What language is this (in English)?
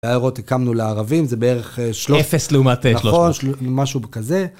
Hebrew